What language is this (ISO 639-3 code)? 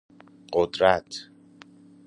fas